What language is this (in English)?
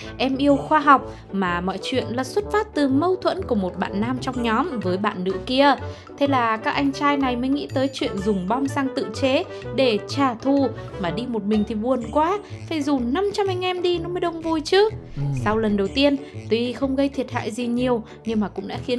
Vietnamese